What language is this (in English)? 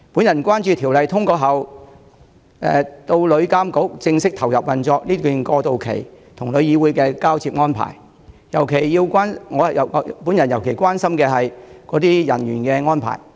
Cantonese